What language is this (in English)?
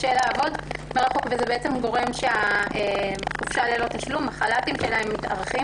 Hebrew